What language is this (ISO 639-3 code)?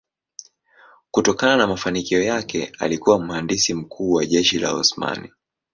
swa